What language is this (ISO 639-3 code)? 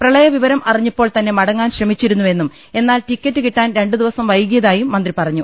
mal